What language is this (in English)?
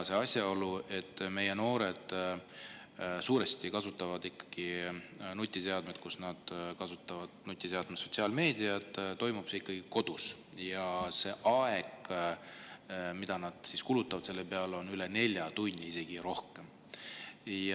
Estonian